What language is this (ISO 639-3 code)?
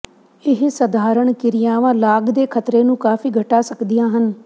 pan